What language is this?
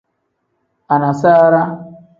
Tem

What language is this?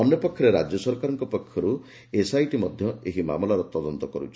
Odia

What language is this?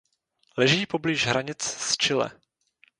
Czech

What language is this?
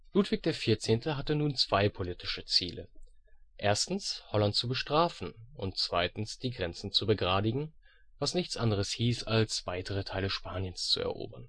German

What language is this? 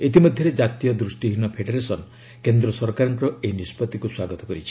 Odia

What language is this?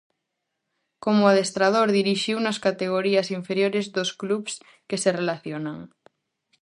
Galician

